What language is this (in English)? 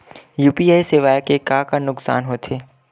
Chhattisgarhi